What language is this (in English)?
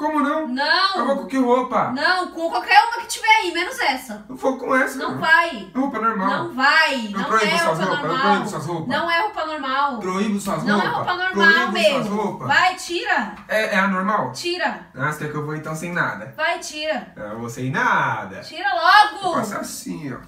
Portuguese